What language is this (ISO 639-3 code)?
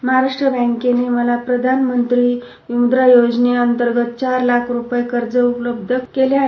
mar